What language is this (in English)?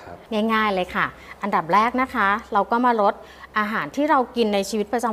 Thai